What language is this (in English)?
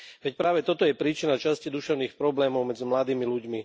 Slovak